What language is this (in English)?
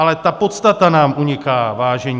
Czech